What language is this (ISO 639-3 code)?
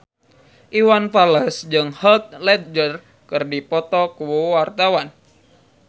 sun